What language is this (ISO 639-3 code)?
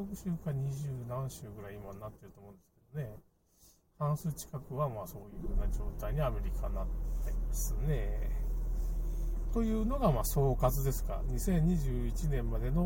jpn